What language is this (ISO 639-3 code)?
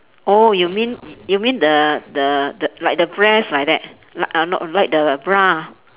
eng